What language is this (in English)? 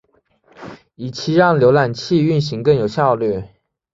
Chinese